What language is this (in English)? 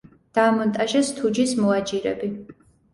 Georgian